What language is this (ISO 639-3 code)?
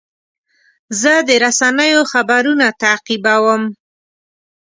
pus